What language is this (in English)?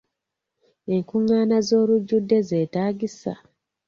Ganda